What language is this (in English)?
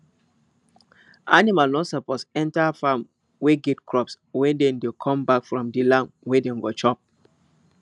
Nigerian Pidgin